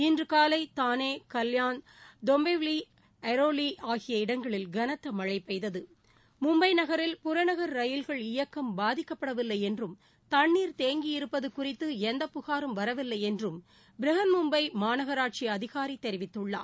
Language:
Tamil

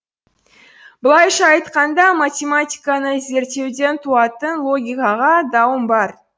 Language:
Kazakh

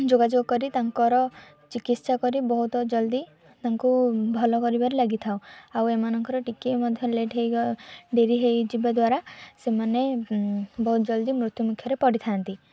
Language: Odia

